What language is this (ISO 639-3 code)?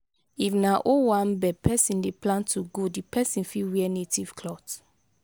pcm